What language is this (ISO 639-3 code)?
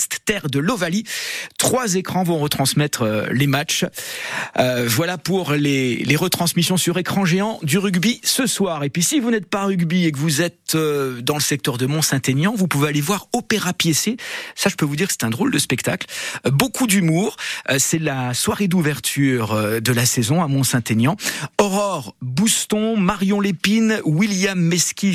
fra